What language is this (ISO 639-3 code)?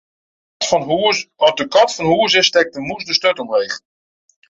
fry